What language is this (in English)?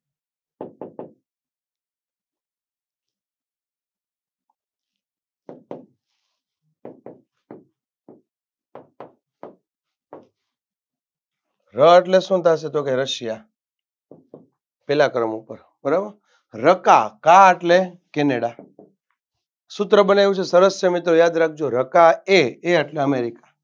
Gujarati